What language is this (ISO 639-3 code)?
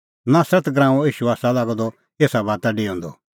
kfx